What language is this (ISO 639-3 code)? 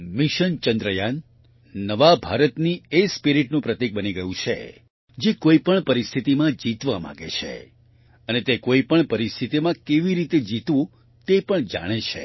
guj